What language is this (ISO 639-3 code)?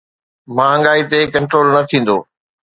snd